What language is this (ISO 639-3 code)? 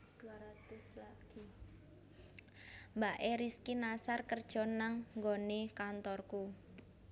jav